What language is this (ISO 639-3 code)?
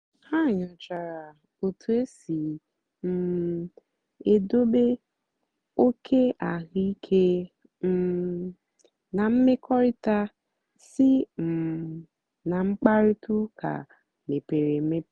ibo